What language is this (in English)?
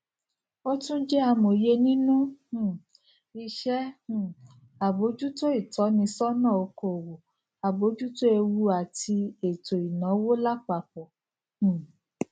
Yoruba